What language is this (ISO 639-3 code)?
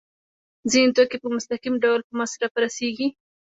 pus